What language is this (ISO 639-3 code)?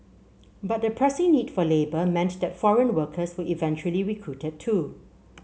eng